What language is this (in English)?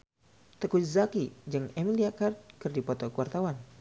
Sundanese